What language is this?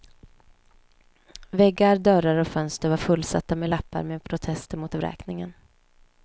Swedish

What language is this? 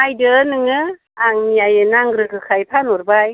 Bodo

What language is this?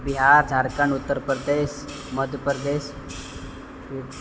Maithili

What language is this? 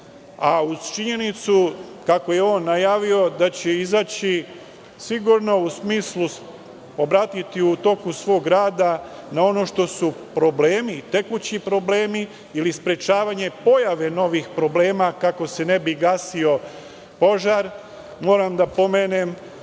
Serbian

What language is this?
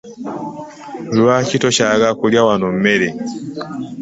Ganda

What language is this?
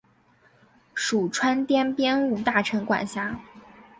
Chinese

